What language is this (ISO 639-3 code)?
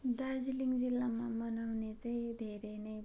nep